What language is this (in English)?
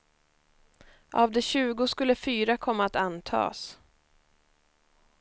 Swedish